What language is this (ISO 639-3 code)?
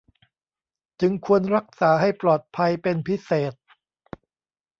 tha